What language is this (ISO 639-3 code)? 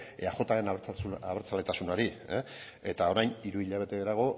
eus